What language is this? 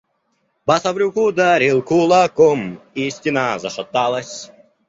Russian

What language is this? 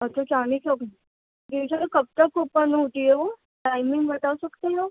Urdu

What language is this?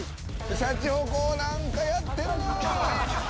Japanese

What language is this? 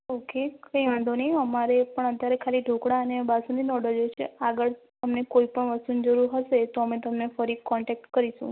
Gujarati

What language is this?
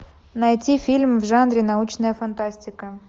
Russian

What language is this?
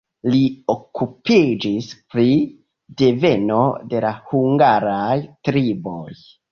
Esperanto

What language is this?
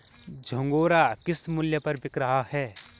Hindi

